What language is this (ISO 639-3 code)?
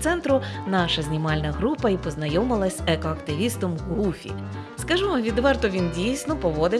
ukr